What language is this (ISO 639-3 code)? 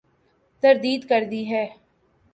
urd